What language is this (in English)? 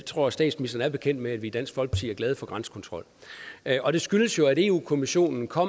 Danish